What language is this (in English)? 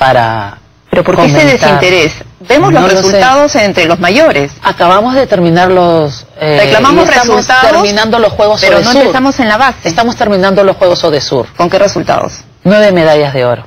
Spanish